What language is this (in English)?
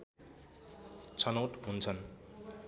Nepali